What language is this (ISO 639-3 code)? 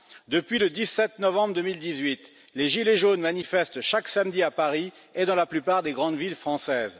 fra